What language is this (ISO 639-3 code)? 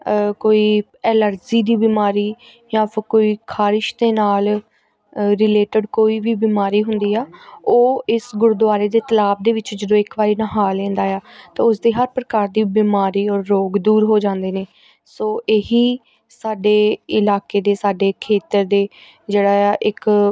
pan